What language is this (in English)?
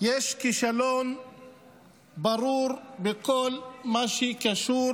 Hebrew